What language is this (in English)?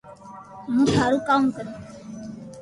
Loarki